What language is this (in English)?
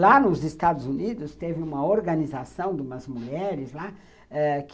Portuguese